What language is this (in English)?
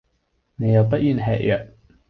Cantonese